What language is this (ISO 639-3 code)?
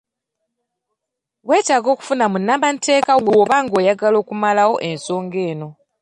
lug